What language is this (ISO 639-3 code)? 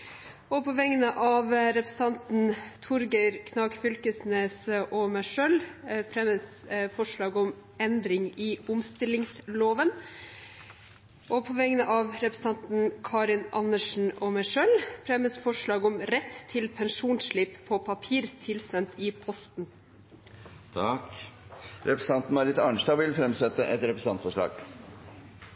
nob